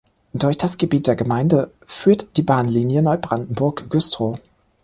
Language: German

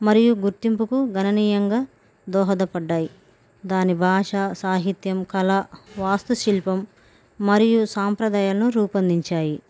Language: Telugu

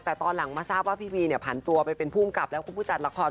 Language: Thai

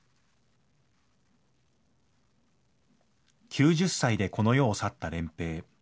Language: Japanese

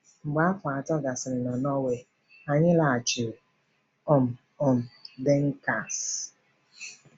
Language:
Igbo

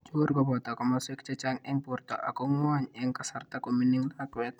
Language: Kalenjin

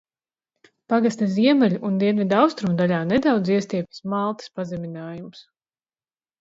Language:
Latvian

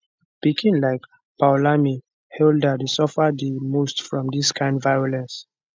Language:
Nigerian Pidgin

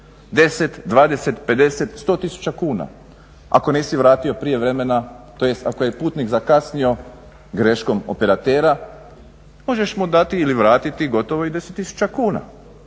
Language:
Croatian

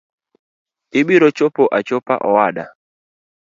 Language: Luo (Kenya and Tanzania)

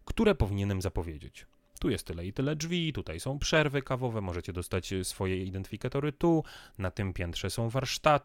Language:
Polish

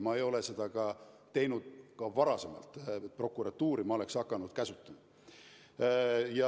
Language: Estonian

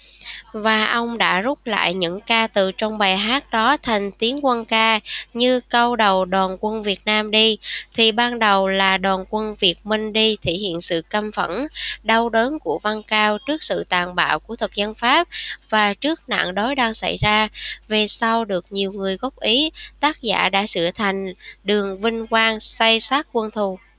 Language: Vietnamese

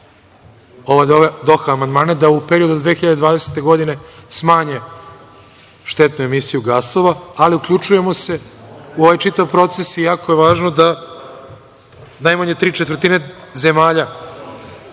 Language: Serbian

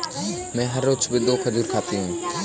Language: Hindi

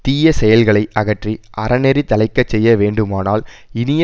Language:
Tamil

